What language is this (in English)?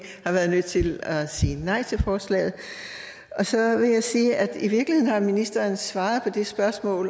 Danish